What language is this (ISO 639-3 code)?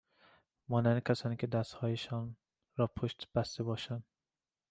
fas